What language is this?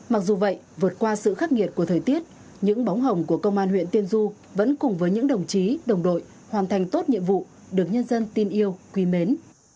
Vietnamese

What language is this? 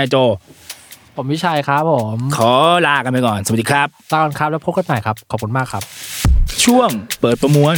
Thai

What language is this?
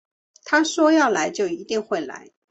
Chinese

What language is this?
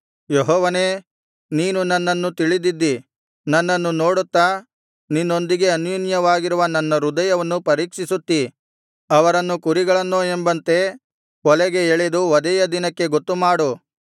Kannada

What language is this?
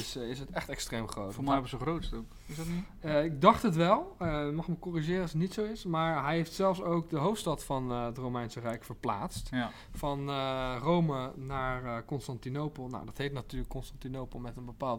Dutch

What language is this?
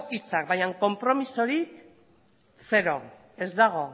Basque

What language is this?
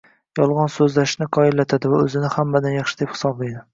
Uzbek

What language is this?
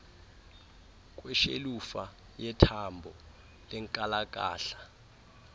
Xhosa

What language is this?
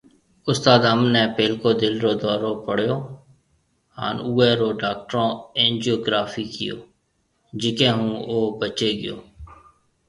Marwari (Pakistan)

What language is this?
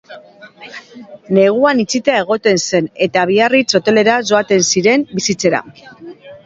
Basque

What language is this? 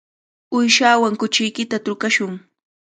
Cajatambo North Lima Quechua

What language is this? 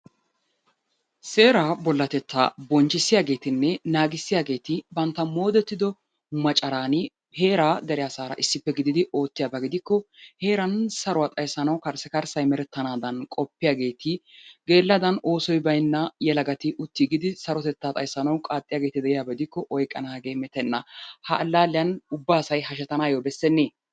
Wolaytta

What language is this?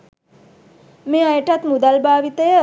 Sinhala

